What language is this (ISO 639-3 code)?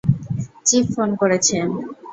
ben